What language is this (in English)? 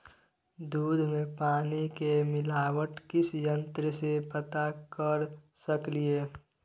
Maithili